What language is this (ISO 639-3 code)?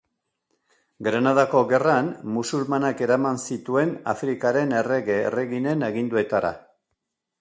eus